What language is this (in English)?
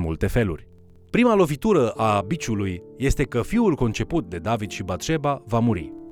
Romanian